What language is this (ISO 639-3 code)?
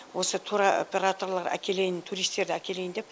kaz